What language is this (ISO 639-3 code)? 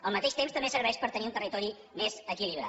cat